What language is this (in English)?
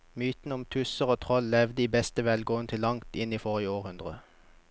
Norwegian